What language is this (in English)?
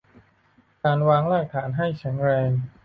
Thai